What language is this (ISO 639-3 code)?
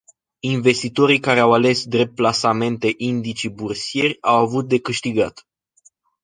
ron